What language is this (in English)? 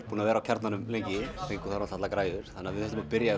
Icelandic